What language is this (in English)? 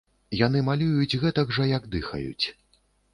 Belarusian